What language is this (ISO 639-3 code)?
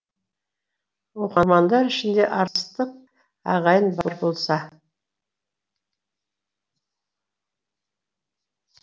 kaz